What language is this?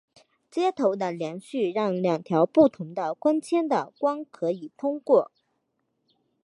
Chinese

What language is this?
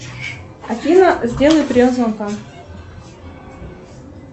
Russian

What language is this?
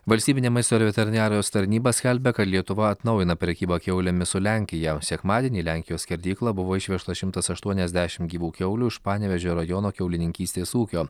Lithuanian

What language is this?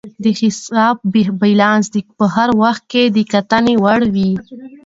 Pashto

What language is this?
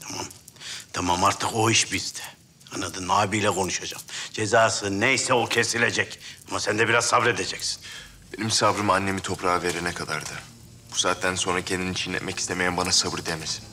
Turkish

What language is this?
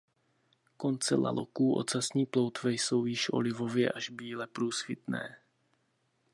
Czech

